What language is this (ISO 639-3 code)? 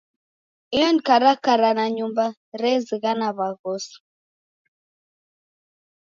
dav